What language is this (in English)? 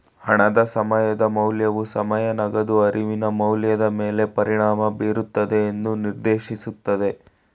Kannada